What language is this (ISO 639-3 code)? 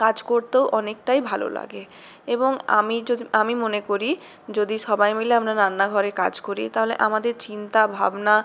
ben